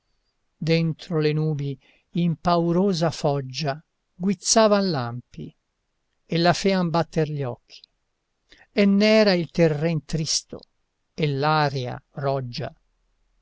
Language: Italian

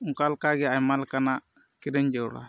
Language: Santali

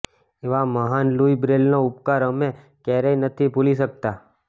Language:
Gujarati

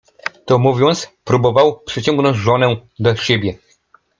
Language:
Polish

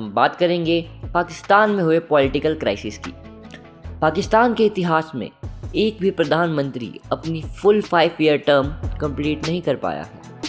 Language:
Hindi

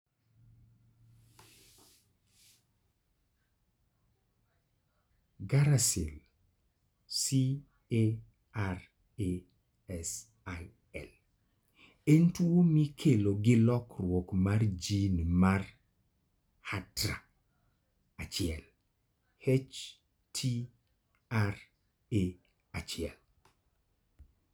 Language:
Luo (Kenya and Tanzania)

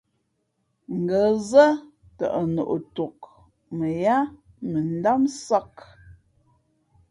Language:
Fe'fe'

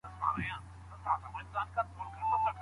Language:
Pashto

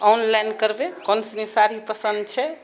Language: Maithili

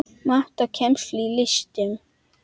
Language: Icelandic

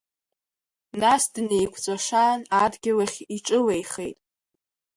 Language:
Abkhazian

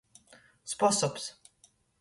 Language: Latgalian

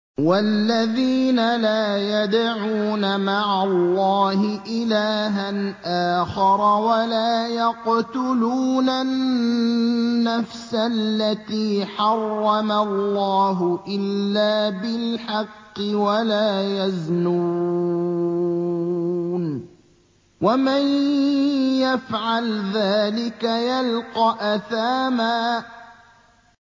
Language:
Arabic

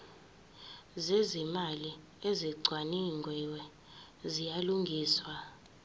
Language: Zulu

